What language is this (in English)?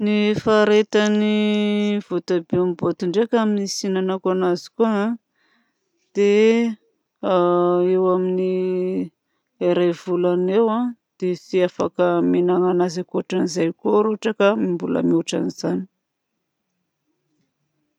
Southern Betsimisaraka Malagasy